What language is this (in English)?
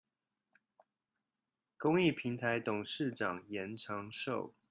Chinese